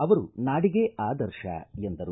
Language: Kannada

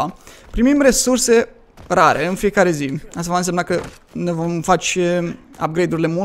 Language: Romanian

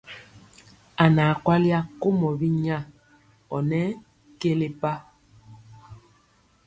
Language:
Mpiemo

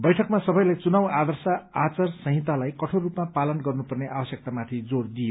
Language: Nepali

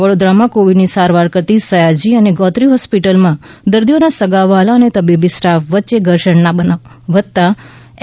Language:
Gujarati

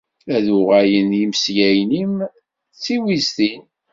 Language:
Kabyle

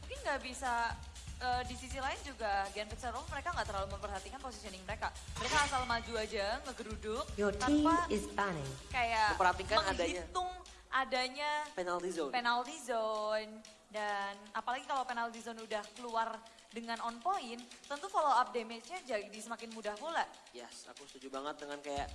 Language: Indonesian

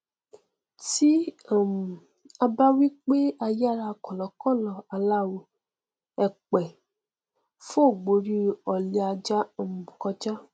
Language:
Yoruba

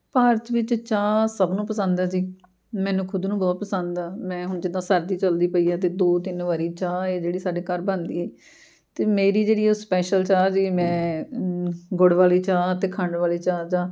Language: Punjabi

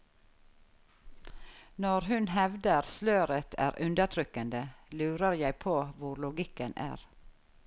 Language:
Norwegian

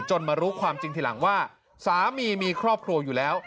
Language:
Thai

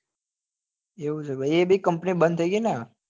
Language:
Gujarati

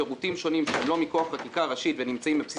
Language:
Hebrew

